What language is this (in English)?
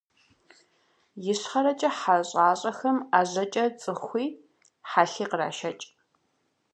Kabardian